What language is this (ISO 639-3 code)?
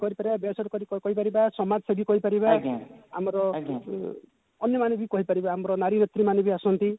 ori